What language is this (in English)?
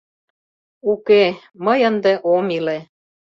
Mari